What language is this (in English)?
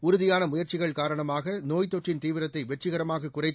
Tamil